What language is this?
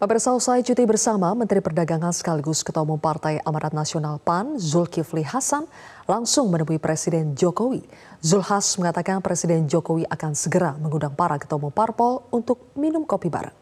Indonesian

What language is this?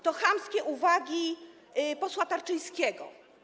Polish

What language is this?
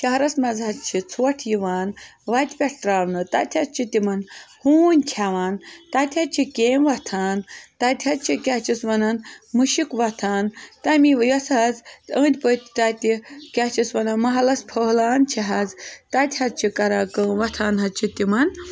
Kashmiri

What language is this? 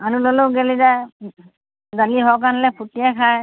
Assamese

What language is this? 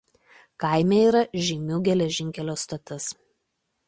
Lithuanian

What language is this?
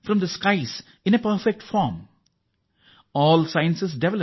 Kannada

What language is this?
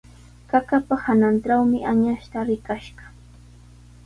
Sihuas Ancash Quechua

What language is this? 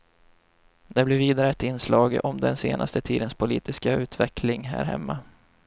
Swedish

